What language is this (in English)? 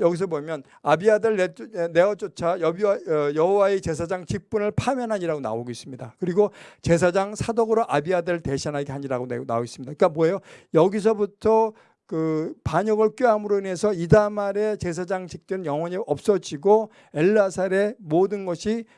Korean